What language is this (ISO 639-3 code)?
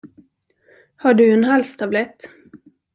swe